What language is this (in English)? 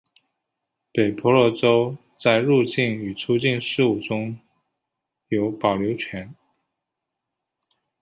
Chinese